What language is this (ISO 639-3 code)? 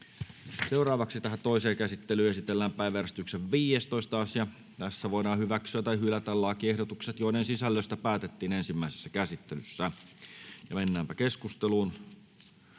fin